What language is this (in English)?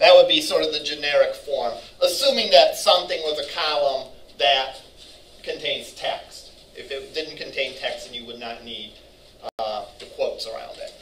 English